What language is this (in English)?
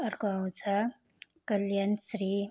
Nepali